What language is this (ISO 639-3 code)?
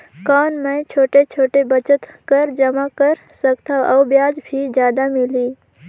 hne